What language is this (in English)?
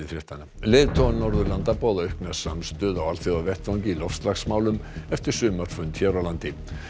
Icelandic